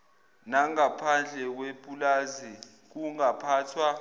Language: Zulu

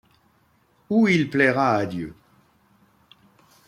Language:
French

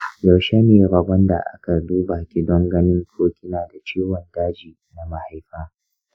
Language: Hausa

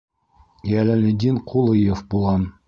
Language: Bashkir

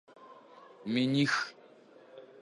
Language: Adyghe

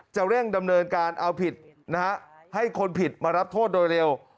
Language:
Thai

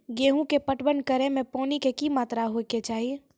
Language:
Maithili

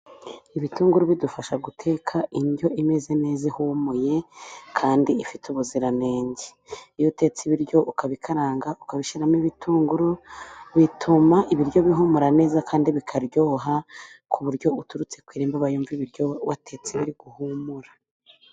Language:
Kinyarwanda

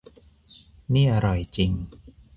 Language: Thai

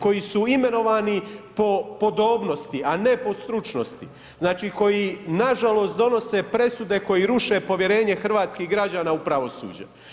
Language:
Croatian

